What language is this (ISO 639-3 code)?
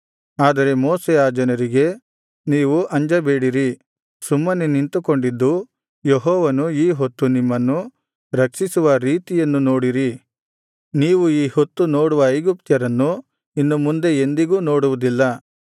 kan